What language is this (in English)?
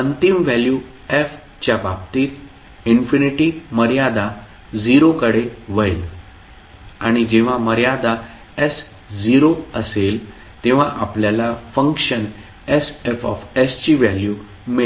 Marathi